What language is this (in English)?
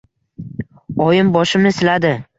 Uzbek